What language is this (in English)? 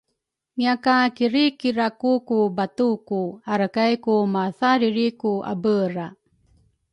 Rukai